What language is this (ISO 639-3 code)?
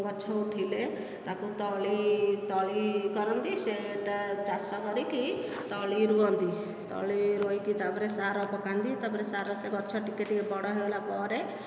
ori